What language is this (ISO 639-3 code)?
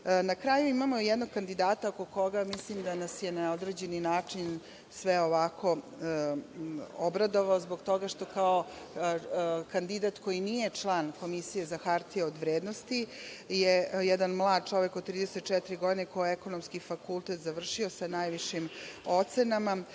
srp